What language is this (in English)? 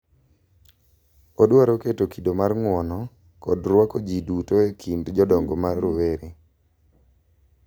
Luo (Kenya and Tanzania)